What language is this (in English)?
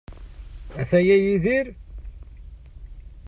Kabyle